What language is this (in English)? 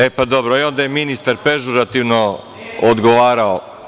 Serbian